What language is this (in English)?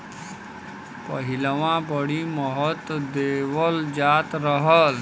Bhojpuri